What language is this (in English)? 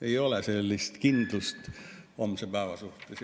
Estonian